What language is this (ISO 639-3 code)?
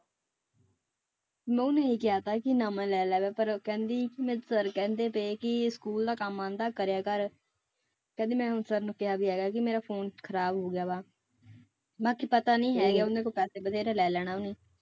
pan